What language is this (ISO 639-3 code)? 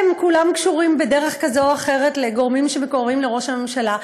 heb